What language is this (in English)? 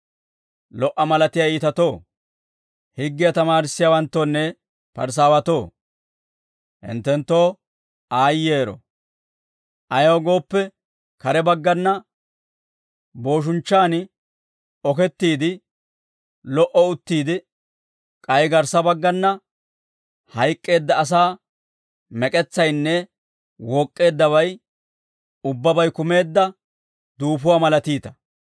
Dawro